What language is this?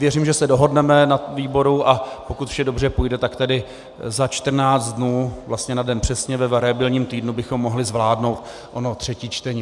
Czech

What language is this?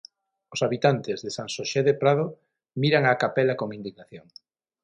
Galician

